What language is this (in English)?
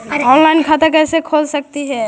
Magahi